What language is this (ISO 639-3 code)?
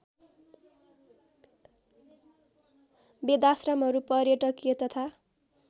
nep